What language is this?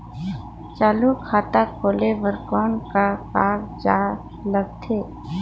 Chhattisgarhi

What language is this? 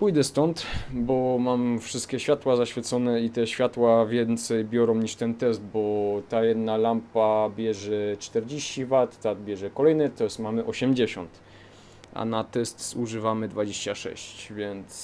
Polish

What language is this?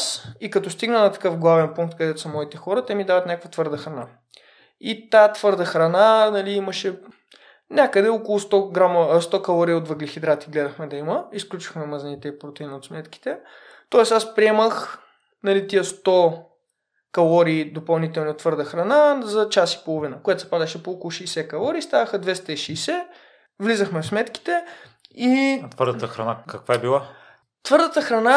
Bulgarian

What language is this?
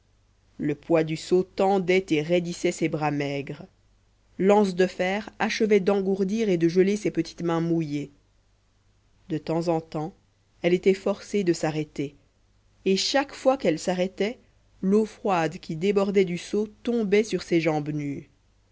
French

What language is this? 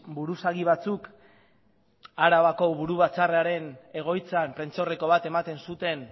Basque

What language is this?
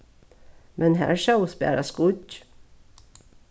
Faroese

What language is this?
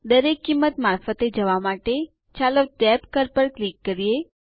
Gujarati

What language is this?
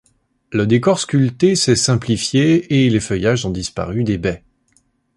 French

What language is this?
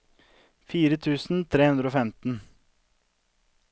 Norwegian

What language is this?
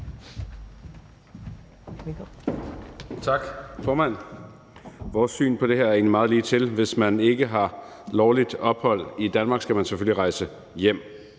Danish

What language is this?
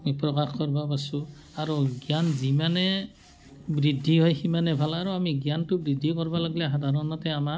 Assamese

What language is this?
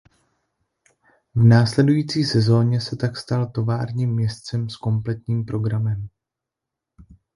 Czech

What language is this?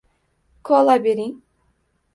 Uzbek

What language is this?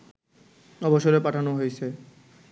Bangla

